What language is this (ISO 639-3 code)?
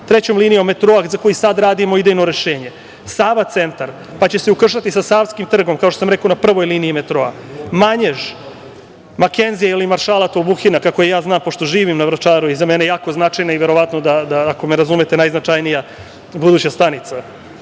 srp